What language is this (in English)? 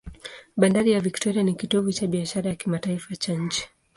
Swahili